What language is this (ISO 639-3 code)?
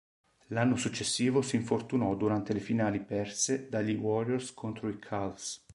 ita